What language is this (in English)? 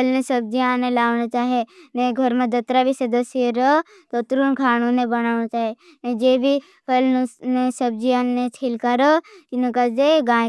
Bhili